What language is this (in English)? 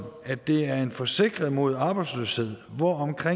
Danish